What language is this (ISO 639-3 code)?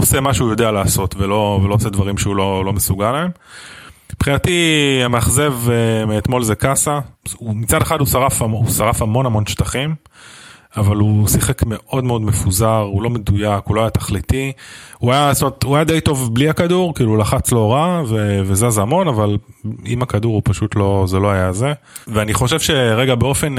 heb